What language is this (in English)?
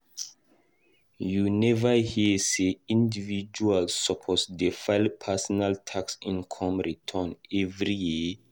Nigerian Pidgin